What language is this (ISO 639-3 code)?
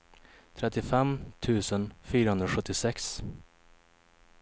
swe